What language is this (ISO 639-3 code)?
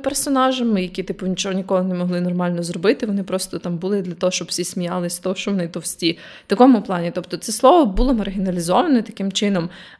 ukr